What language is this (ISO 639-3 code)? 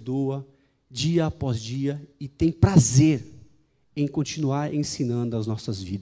por